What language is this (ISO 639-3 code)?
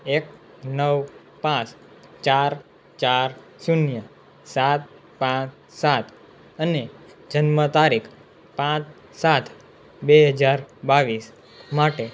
guj